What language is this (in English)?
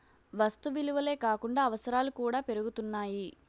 Telugu